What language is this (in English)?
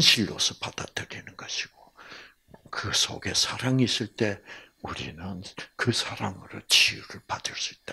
Korean